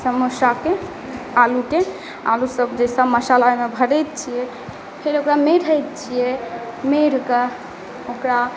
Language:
Maithili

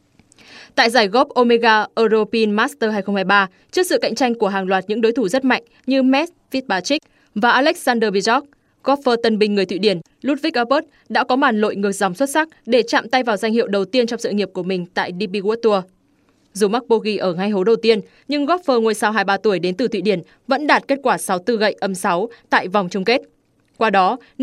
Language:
Vietnamese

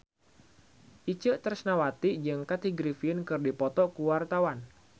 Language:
Sundanese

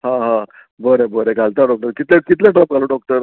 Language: Konkani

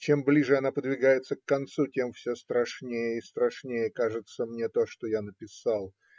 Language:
Russian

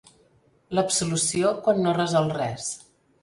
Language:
Catalan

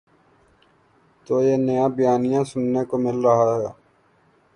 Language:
Urdu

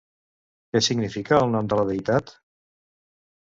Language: Catalan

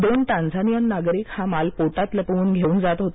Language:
Marathi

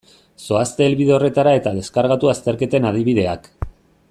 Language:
Basque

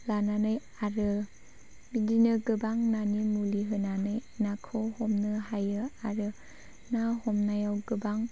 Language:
Bodo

